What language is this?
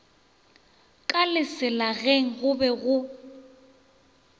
Northern Sotho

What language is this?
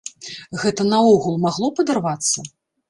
Belarusian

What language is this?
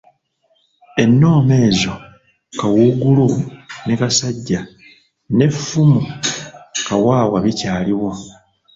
Ganda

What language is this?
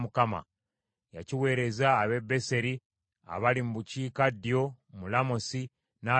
Ganda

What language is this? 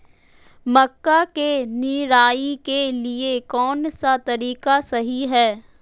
Magahi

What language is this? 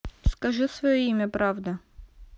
Russian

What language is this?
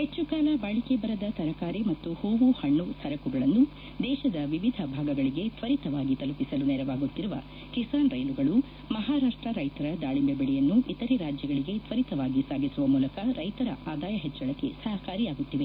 Kannada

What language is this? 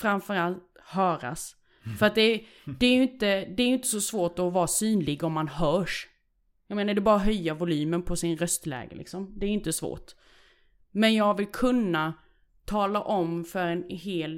Swedish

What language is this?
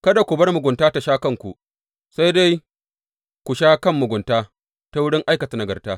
Hausa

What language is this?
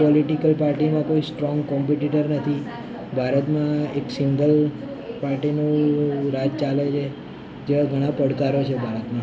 Gujarati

